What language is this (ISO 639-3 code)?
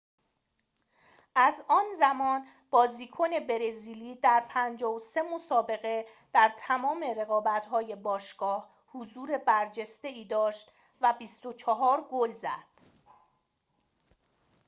fas